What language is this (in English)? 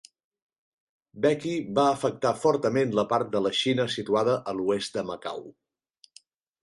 Catalan